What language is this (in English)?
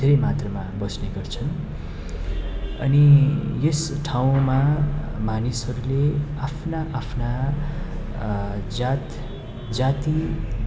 Nepali